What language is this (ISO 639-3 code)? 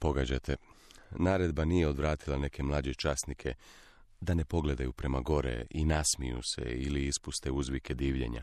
hrv